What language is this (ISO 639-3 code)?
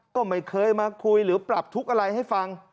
tha